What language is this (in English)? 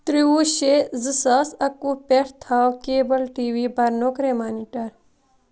Kashmiri